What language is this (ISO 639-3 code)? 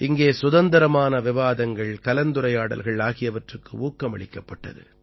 tam